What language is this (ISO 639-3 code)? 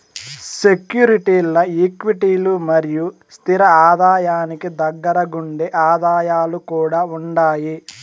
tel